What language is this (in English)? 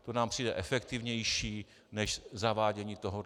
Czech